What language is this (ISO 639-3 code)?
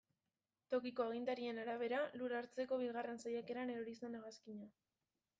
eus